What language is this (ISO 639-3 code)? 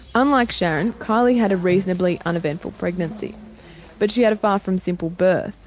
eng